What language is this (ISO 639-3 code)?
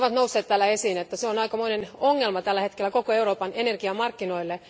fin